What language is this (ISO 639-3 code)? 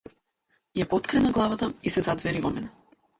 mkd